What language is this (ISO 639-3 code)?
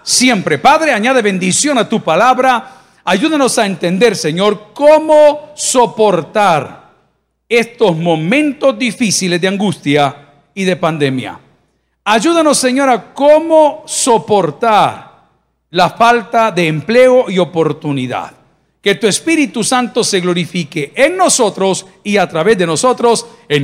spa